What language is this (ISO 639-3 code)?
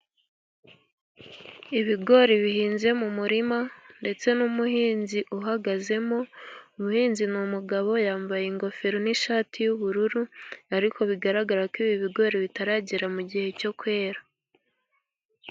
kin